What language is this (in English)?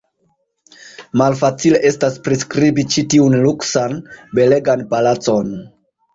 Esperanto